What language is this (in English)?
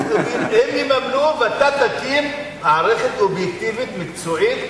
Hebrew